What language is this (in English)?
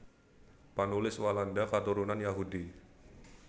Javanese